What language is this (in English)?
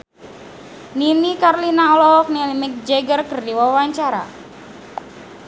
Sundanese